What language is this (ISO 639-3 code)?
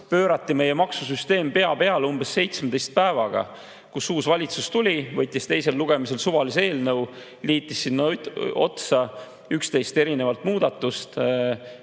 est